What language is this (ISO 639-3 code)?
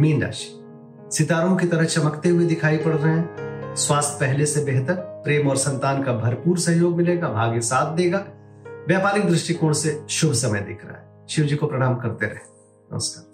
hin